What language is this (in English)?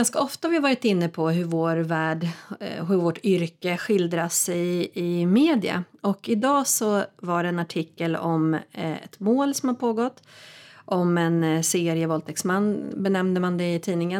Swedish